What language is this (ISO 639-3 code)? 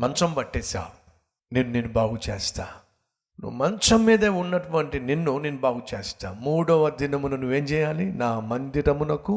tel